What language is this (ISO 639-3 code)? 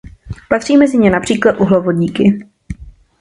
ces